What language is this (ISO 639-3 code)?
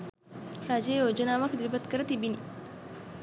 sin